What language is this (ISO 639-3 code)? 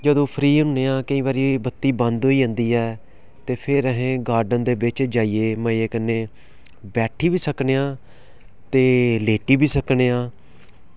doi